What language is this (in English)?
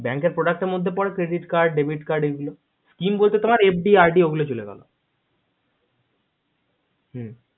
Bangla